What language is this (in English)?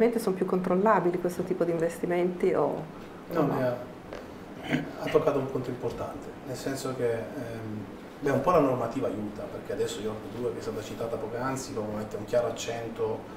Italian